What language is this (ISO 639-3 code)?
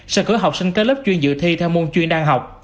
vie